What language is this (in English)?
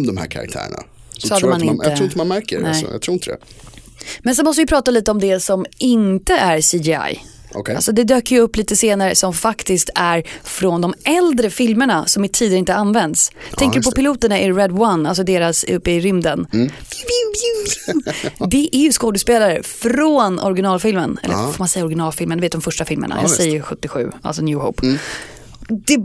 Swedish